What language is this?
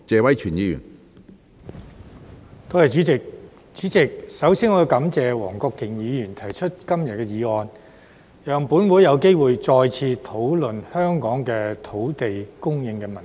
Cantonese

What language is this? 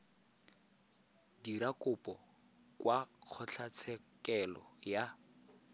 Tswana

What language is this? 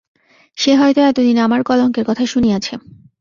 Bangla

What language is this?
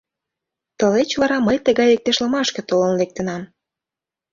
Mari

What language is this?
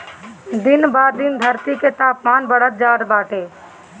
Bhojpuri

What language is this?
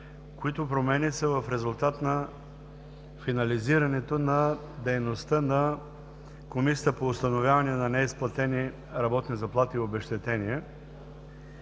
Bulgarian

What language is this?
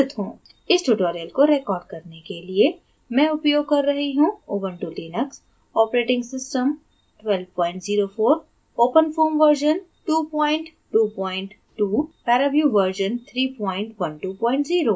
Hindi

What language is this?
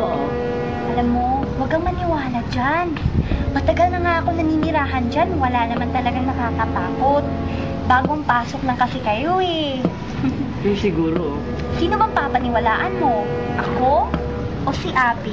Filipino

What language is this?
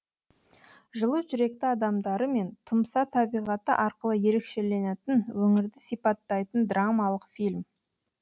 Kazakh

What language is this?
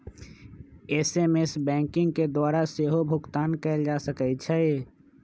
Magahi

